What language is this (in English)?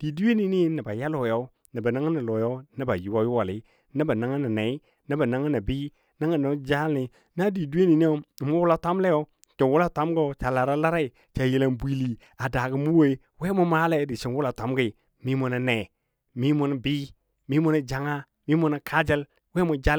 Dadiya